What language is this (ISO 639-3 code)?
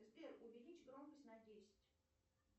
rus